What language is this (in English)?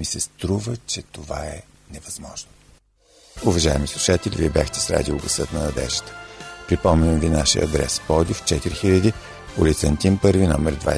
Bulgarian